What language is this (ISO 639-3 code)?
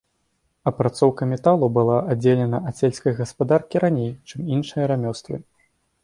bel